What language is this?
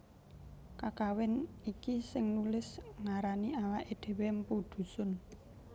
Javanese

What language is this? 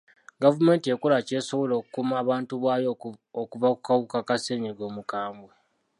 Ganda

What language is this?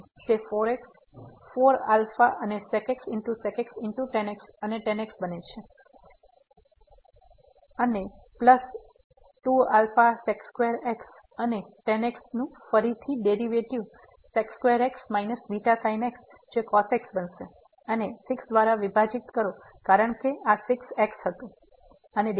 Gujarati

